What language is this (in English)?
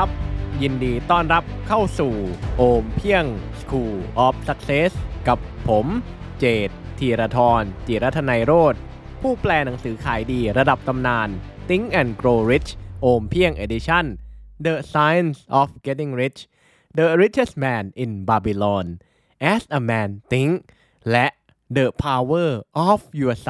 Thai